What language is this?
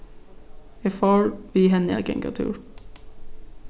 Faroese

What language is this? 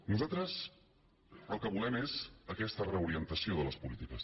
Catalan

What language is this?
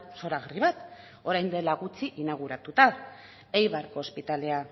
Basque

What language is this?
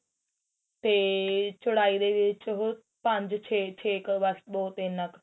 Punjabi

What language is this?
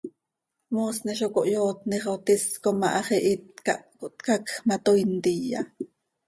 Seri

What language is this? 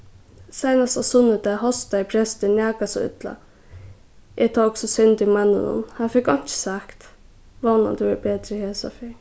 Faroese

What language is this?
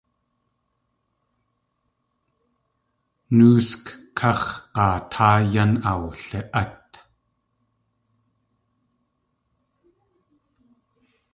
Tlingit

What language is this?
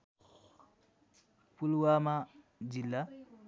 Nepali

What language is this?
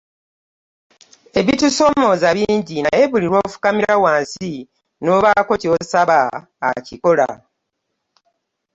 Ganda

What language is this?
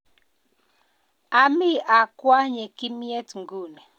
Kalenjin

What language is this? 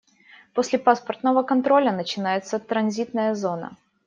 Russian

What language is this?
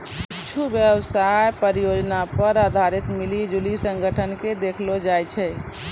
Maithili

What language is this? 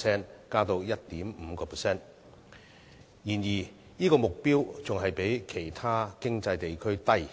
Cantonese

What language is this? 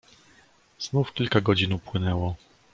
Polish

